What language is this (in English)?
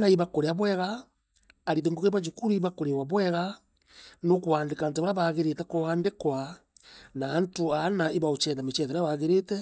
Meru